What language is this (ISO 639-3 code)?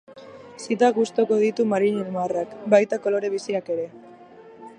eus